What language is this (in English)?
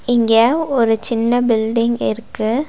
Tamil